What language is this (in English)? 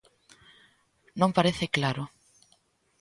Galician